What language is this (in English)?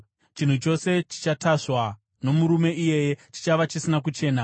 Shona